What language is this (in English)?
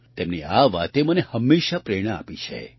Gujarati